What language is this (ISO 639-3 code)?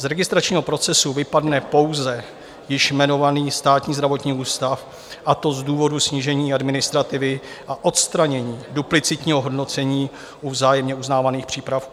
ces